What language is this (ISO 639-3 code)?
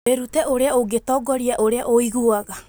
kik